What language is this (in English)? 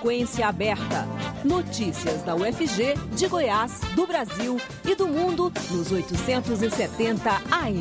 Portuguese